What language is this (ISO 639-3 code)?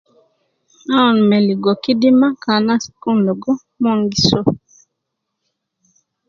kcn